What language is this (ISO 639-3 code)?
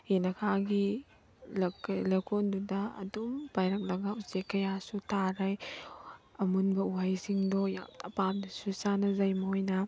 mni